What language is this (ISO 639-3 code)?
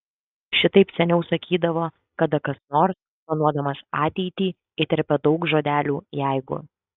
lit